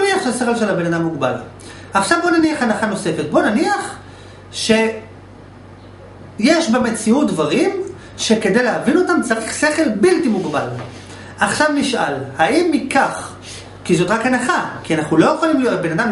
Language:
Hebrew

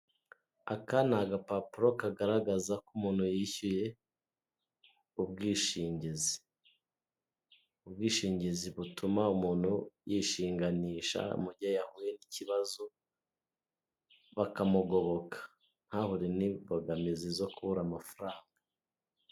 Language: Kinyarwanda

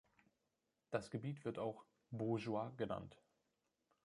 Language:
German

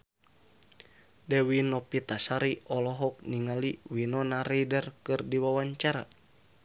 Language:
Sundanese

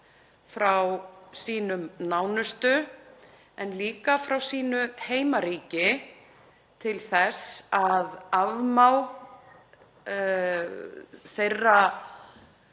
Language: Icelandic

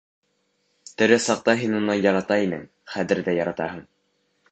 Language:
Bashkir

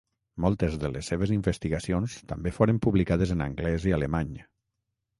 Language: Catalan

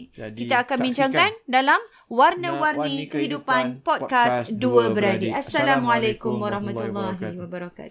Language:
Malay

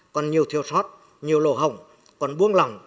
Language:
Vietnamese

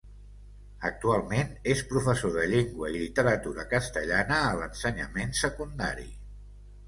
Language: Catalan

